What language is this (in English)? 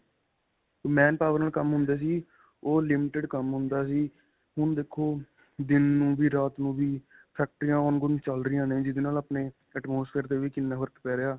Punjabi